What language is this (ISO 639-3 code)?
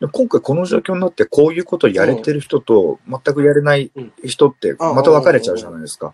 jpn